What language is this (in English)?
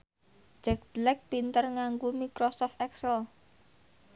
Javanese